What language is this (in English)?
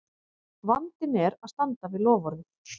Icelandic